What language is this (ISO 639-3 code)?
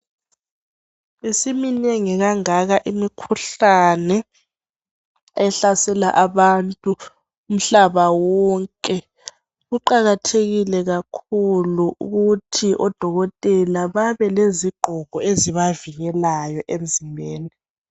nde